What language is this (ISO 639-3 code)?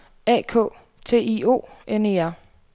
dan